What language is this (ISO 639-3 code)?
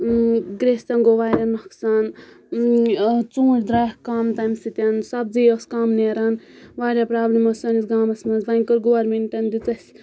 kas